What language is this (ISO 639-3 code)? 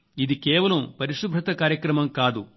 tel